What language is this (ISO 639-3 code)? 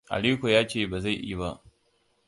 hau